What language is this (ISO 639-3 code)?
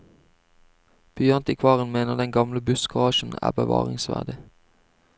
nor